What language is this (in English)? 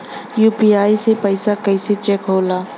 Bhojpuri